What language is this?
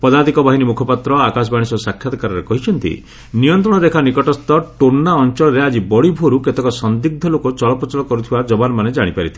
Odia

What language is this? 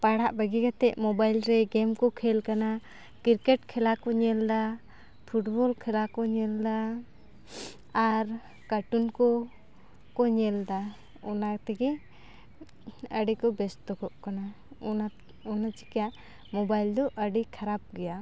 Santali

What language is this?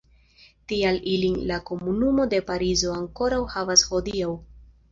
Esperanto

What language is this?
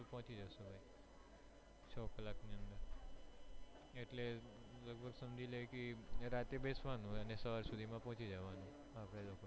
Gujarati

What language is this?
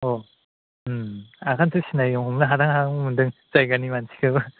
Bodo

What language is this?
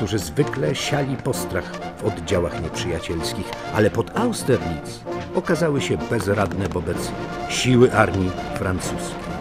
Polish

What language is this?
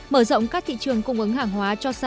Vietnamese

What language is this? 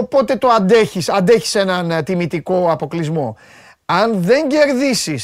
Greek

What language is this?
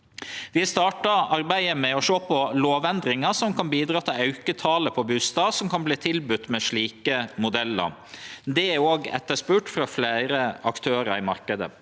Norwegian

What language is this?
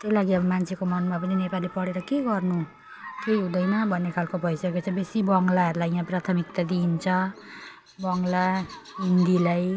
Nepali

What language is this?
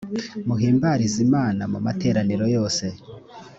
Kinyarwanda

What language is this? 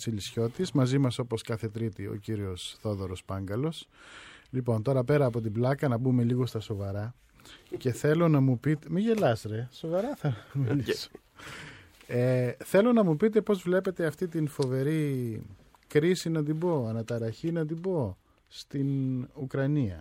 Greek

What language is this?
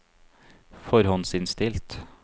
Norwegian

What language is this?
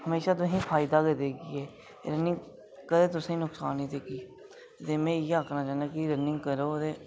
Dogri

